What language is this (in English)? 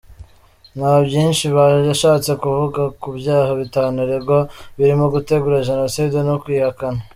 Kinyarwanda